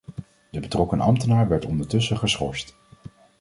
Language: Dutch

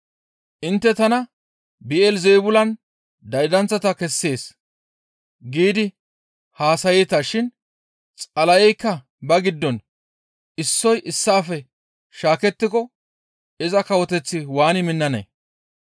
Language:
Gamo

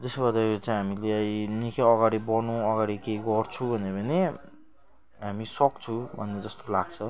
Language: Nepali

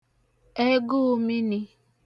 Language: Igbo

